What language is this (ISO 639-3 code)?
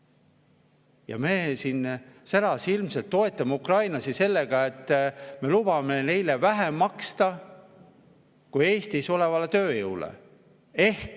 est